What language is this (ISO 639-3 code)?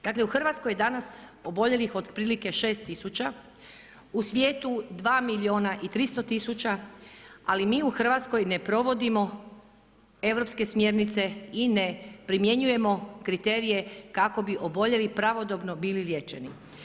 hrv